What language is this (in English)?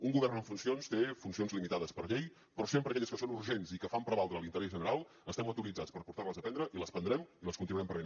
Catalan